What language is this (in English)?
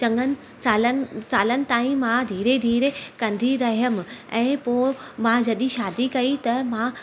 Sindhi